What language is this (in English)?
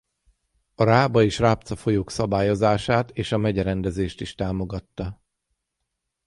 Hungarian